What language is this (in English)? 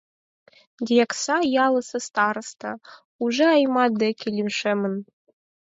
Mari